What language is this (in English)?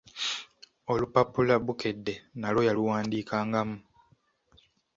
Ganda